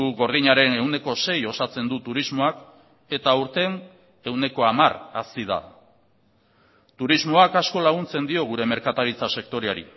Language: Basque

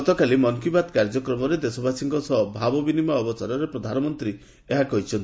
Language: Odia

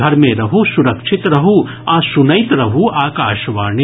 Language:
Maithili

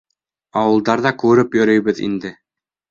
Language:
Bashkir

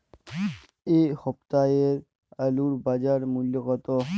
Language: Bangla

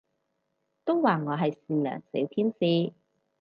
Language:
Cantonese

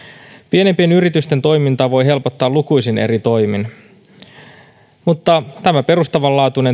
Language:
Finnish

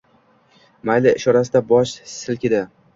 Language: Uzbek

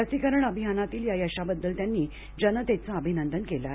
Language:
Marathi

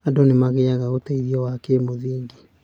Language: Kikuyu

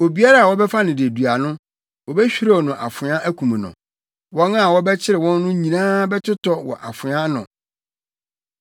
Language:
Akan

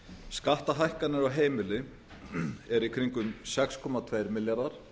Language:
Icelandic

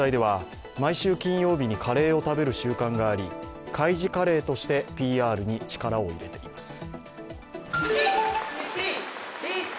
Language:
Japanese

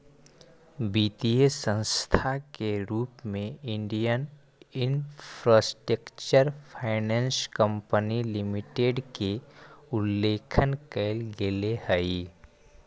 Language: Magahi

